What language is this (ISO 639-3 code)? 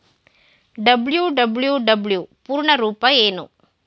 kan